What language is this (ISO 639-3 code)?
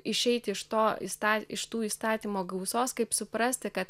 lit